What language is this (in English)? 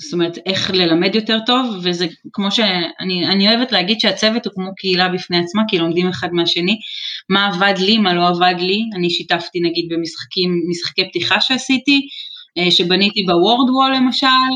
Hebrew